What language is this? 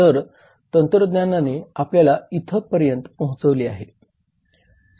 Marathi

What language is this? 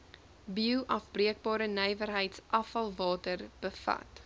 Afrikaans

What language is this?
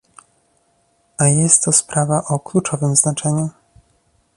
Polish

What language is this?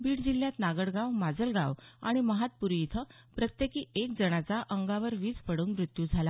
Marathi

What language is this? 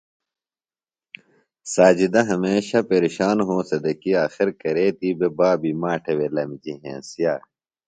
Phalura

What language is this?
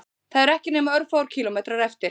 Icelandic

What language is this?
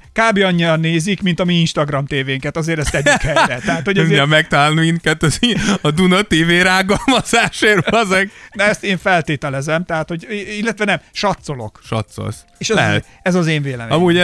Hungarian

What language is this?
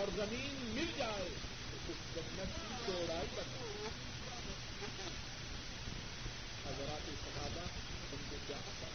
Urdu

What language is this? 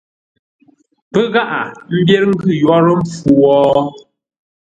Ngombale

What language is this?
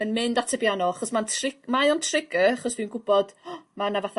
Welsh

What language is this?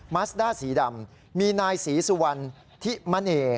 Thai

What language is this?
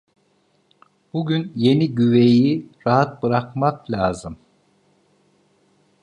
Turkish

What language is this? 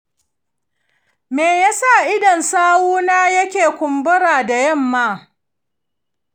Hausa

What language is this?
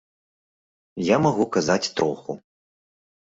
Belarusian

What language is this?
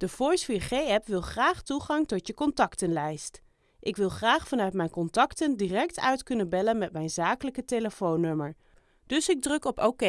Dutch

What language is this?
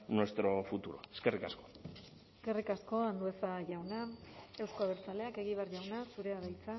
Basque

